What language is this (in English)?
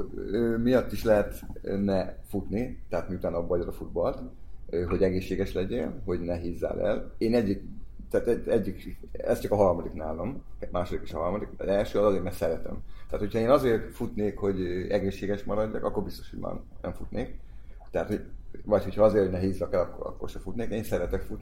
Hungarian